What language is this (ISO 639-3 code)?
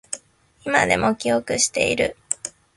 jpn